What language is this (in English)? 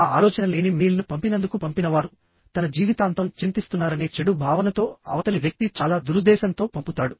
Telugu